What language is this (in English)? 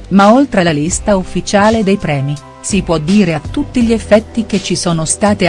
Italian